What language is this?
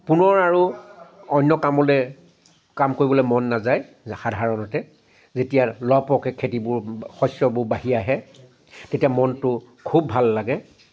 Assamese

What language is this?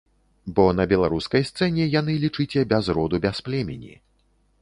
Belarusian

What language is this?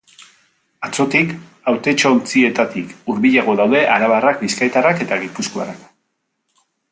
Basque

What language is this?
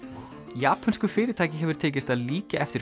Icelandic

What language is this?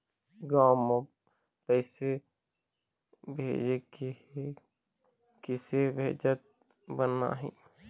Chhattisgarhi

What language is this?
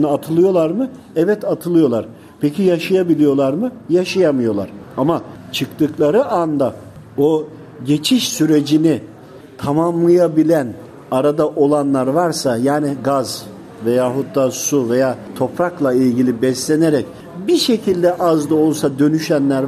Turkish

